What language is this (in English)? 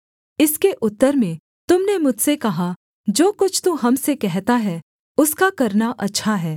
Hindi